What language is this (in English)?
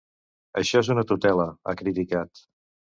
Catalan